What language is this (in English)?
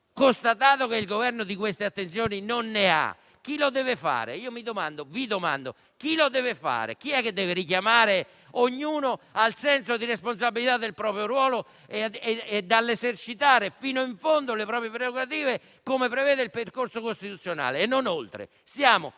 Italian